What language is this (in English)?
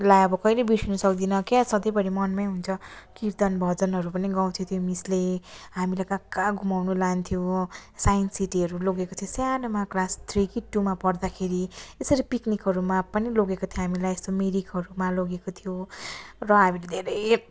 Nepali